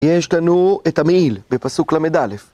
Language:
Hebrew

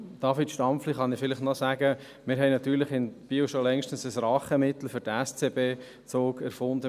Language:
Swiss German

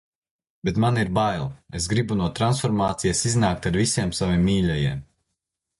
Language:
Latvian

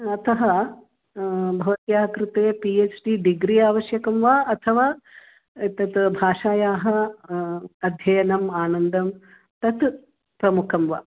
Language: Sanskrit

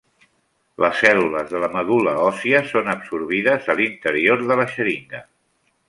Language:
Catalan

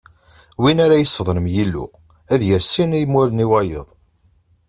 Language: Kabyle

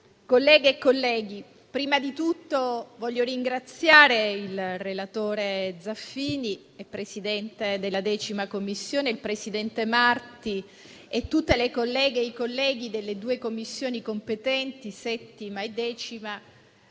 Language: Italian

